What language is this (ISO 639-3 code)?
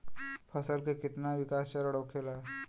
bho